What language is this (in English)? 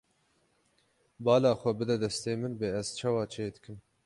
Kurdish